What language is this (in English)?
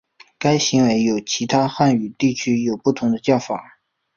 Chinese